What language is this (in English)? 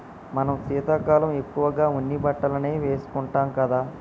Telugu